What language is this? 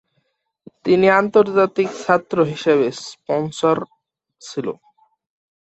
Bangla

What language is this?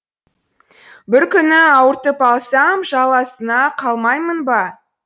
Kazakh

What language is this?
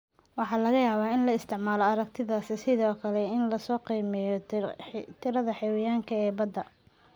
Somali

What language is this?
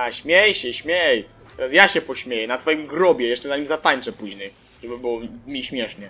Polish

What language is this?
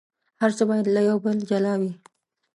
Pashto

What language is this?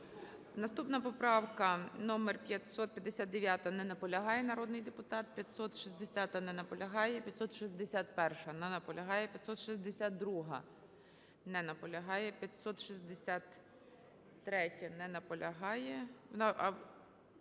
Ukrainian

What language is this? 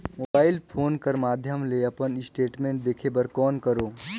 Chhattisgarhi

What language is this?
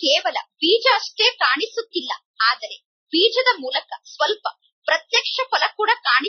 Hindi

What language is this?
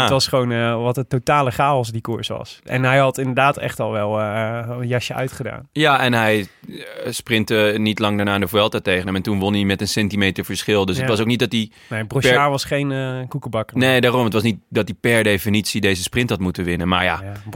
Dutch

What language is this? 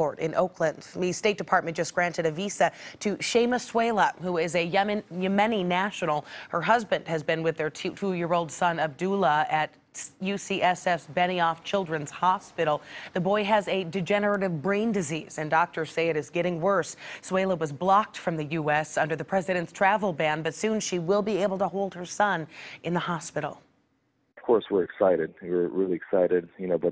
English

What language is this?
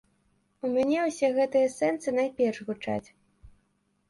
Belarusian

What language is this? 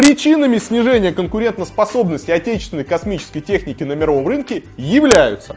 Russian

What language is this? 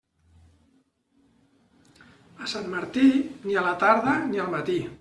Catalan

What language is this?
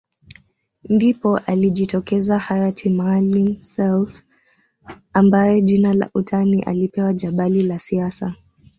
Swahili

